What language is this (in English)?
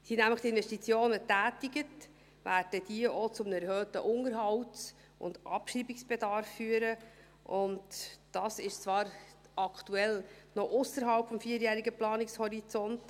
Swiss German